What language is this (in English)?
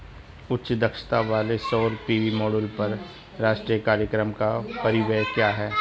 Hindi